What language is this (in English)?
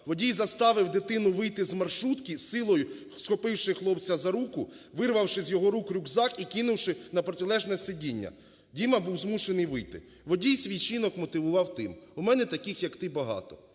Ukrainian